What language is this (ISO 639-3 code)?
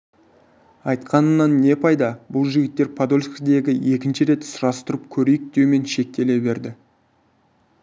kaz